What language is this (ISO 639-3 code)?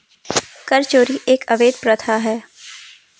hin